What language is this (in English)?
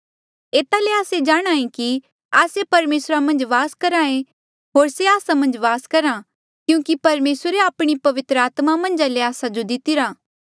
Mandeali